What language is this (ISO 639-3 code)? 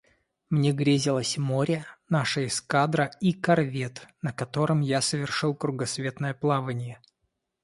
rus